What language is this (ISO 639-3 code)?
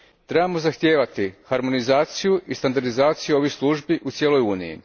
hrv